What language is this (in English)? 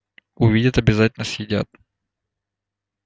Russian